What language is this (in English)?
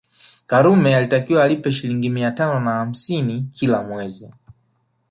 Swahili